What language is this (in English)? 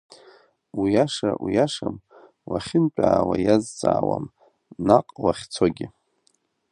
Abkhazian